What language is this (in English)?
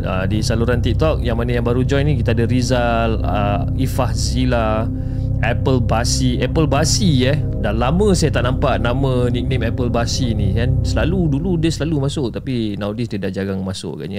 Malay